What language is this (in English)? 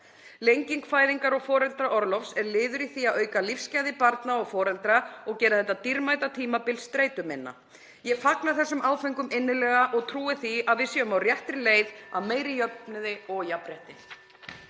Icelandic